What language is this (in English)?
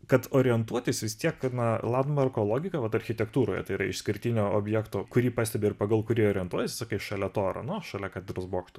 Lithuanian